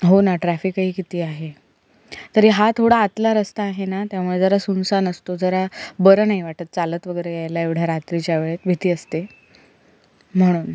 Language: Marathi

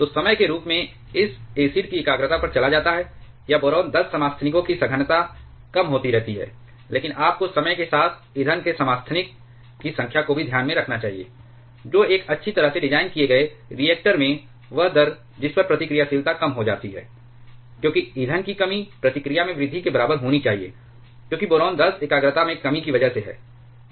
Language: Hindi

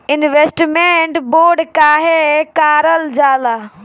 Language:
Bhojpuri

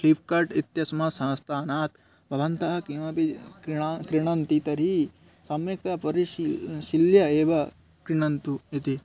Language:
Sanskrit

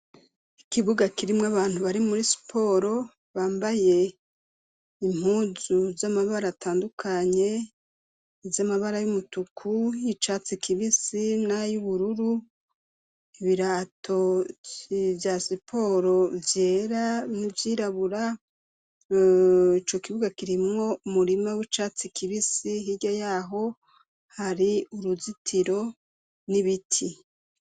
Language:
Rundi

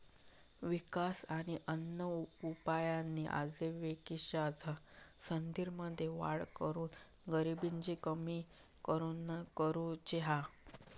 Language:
Marathi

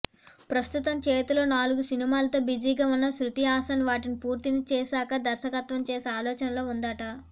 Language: Telugu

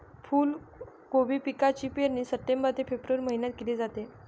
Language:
Marathi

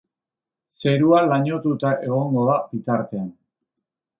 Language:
Basque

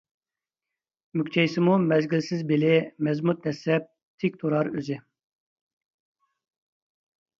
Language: Uyghur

